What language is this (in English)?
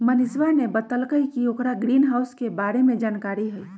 Magahi